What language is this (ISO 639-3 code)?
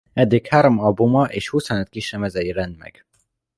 hun